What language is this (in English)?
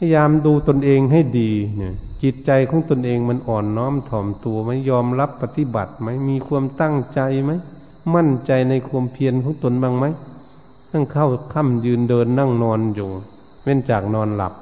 Thai